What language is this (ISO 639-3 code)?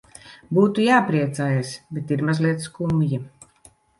lav